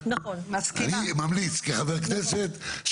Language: Hebrew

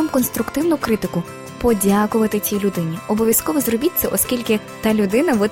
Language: Ukrainian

